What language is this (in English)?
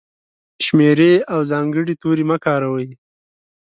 Pashto